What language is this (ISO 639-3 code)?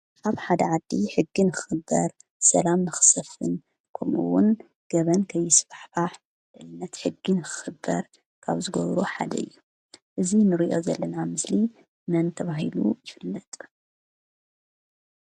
tir